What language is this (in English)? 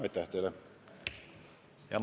Estonian